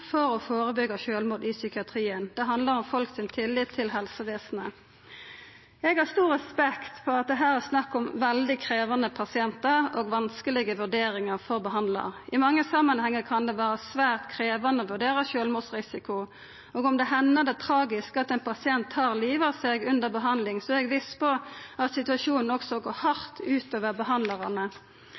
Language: Norwegian Nynorsk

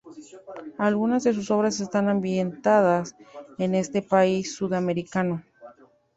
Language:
Spanish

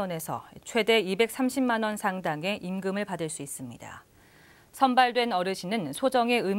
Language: Korean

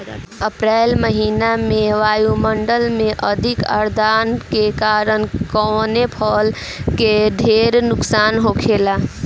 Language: Bhojpuri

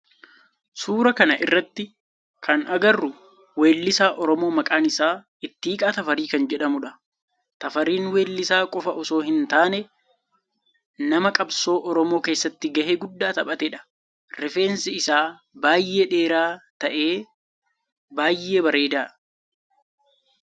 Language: Oromo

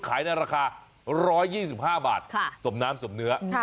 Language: Thai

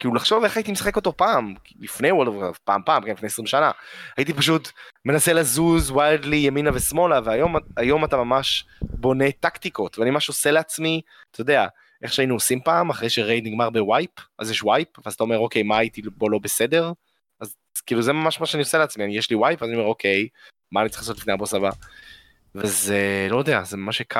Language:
Hebrew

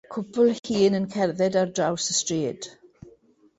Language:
Welsh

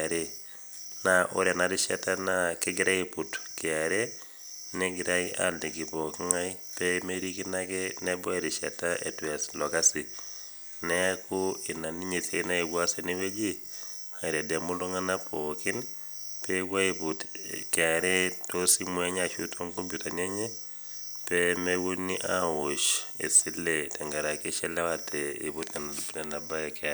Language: Masai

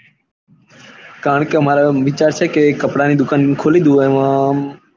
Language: Gujarati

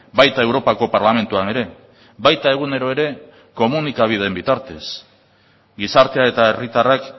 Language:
Basque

